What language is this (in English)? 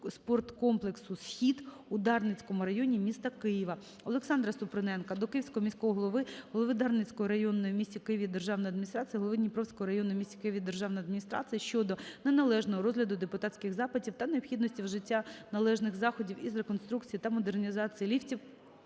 Ukrainian